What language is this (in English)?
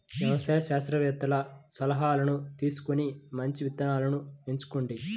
Telugu